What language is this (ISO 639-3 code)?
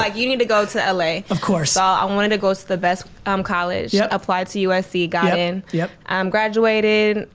eng